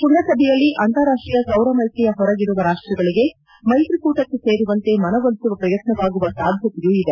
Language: Kannada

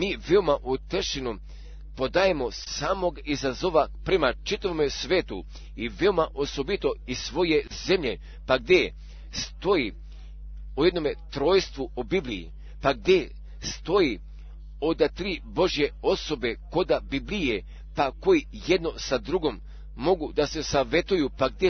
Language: Croatian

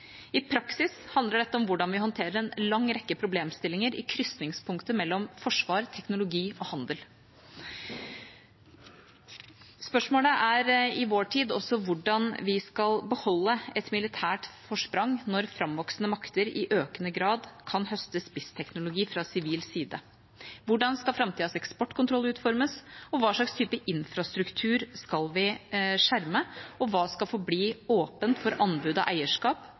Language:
Norwegian Bokmål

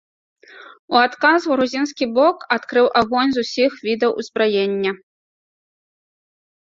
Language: Belarusian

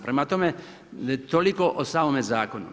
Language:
Croatian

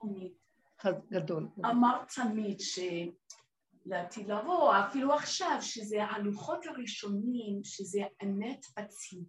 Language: Hebrew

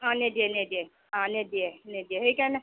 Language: Assamese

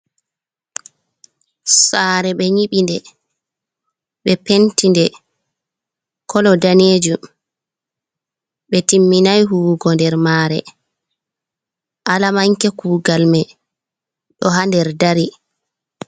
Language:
Fula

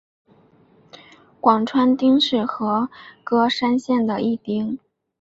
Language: Chinese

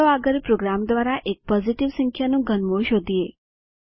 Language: Gujarati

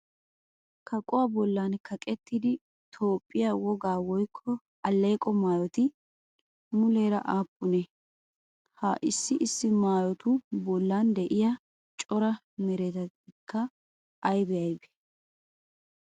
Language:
Wolaytta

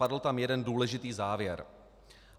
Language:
Czech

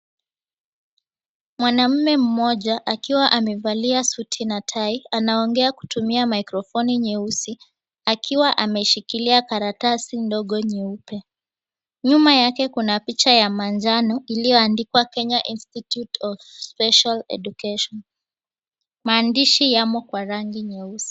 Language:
Swahili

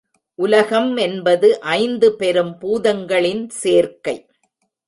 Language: Tamil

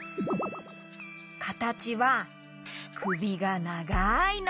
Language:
Japanese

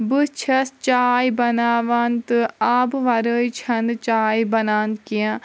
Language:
Kashmiri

